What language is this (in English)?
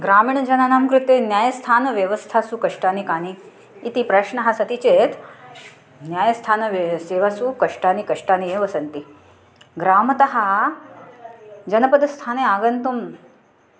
Sanskrit